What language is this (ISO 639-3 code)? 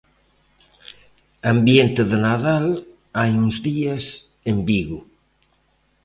glg